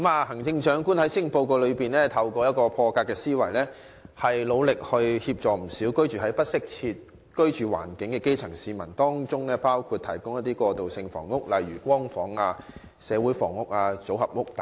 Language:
Cantonese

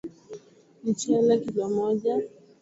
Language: Swahili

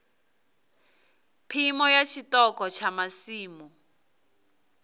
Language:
Venda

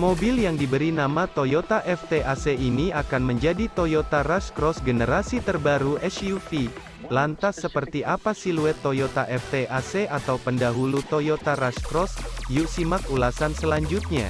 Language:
Indonesian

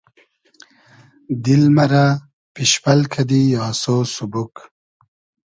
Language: Hazaragi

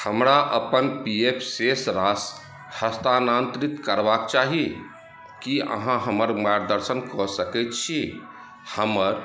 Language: Maithili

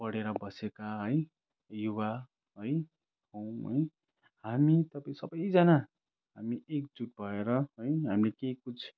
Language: Nepali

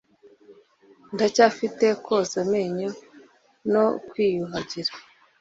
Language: Kinyarwanda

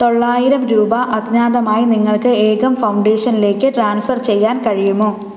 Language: Malayalam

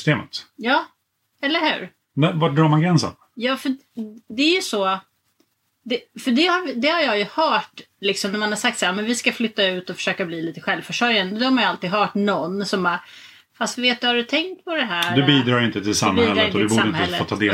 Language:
Swedish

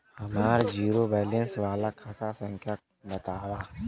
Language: Bhojpuri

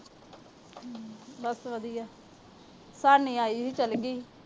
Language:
Punjabi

